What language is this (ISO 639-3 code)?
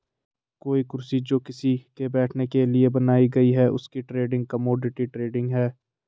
hin